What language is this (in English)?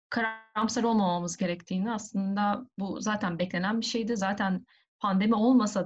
Turkish